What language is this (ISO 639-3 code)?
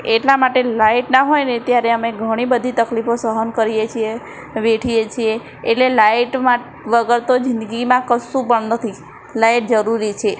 guj